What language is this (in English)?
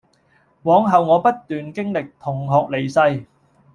Cantonese